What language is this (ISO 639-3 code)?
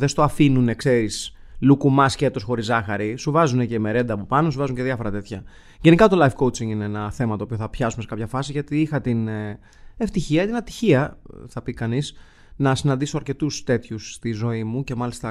ell